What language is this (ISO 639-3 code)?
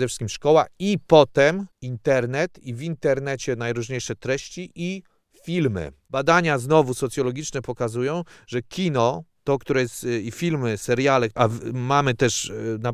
pol